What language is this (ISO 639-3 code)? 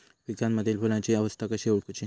mar